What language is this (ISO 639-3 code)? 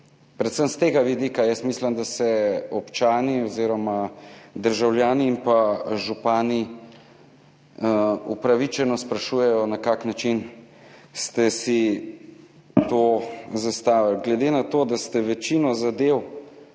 slv